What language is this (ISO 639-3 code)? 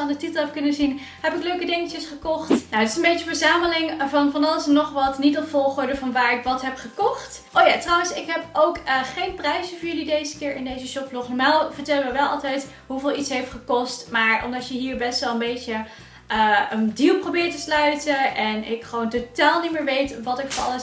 nld